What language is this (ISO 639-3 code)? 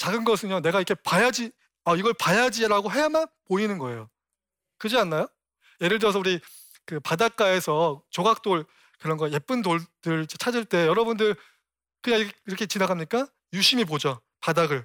kor